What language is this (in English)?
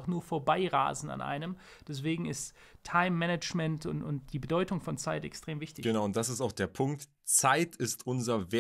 German